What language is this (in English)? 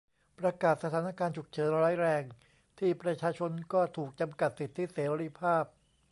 Thai